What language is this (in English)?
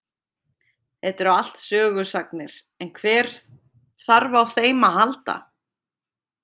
Icelandic